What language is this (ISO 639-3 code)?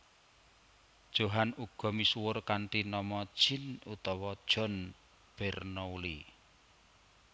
jav